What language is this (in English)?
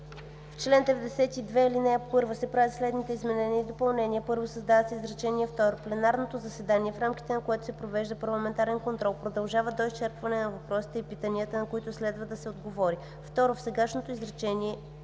Bulgarian